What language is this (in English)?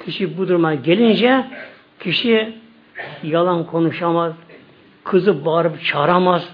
Turkish